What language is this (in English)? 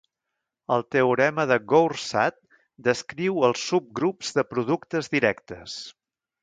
Catalan